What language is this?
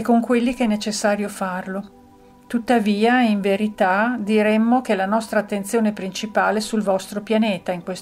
Italian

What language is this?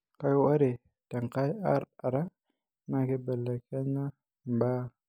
Masai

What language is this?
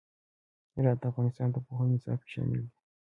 Pashto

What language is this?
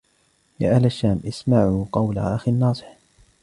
Arabic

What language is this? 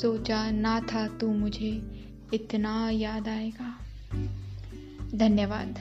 Hindi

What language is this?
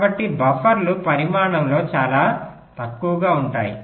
Telugu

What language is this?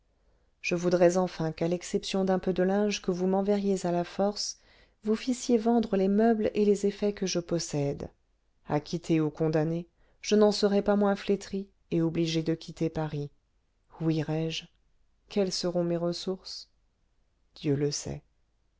French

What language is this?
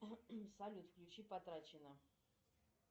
Russian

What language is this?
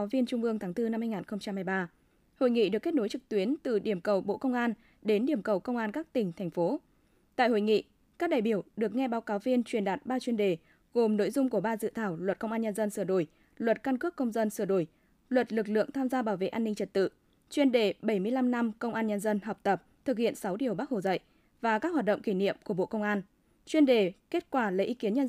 Vietnamese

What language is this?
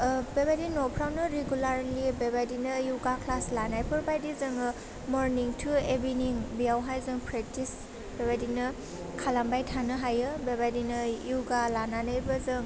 Bodo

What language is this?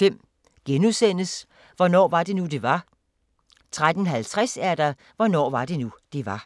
Danish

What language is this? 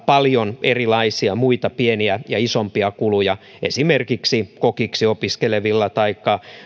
Finnish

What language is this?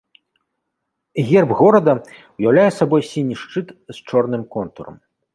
Belarusian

